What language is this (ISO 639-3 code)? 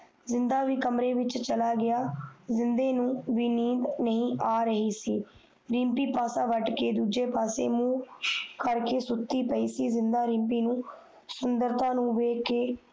pan